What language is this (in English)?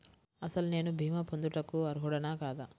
Telugu